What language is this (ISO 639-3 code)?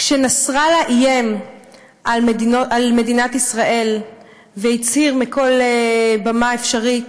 heb